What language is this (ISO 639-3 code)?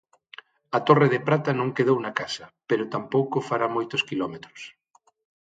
glg